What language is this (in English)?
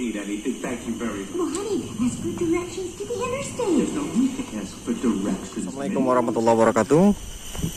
Indonesian